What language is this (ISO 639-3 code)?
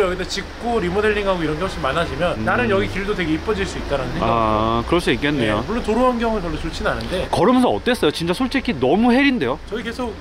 kor